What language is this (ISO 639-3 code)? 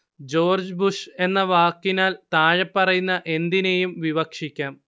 mal